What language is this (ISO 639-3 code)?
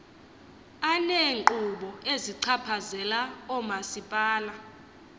xho